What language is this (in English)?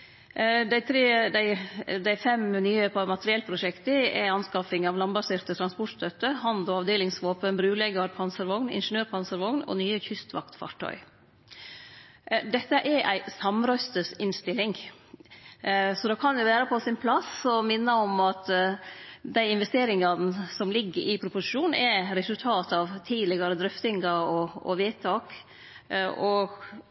Norwegian Nynorsk